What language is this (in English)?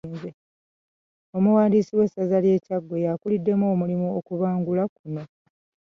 Ganda